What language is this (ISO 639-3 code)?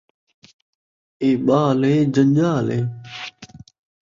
skr